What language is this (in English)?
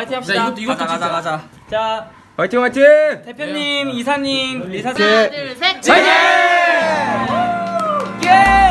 Korean